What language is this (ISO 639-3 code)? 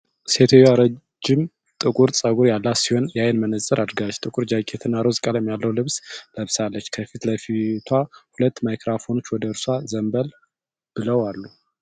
amh